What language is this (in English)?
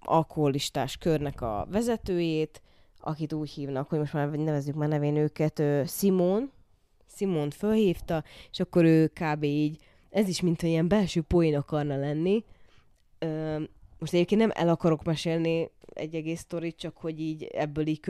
Hungarian